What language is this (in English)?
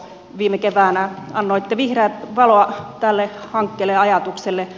Finnish